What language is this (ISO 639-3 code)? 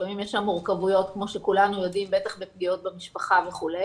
heb